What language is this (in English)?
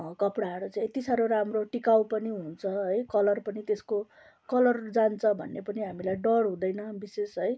Nepali